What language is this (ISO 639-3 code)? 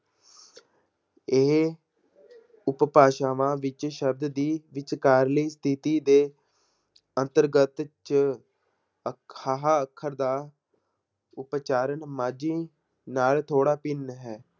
pan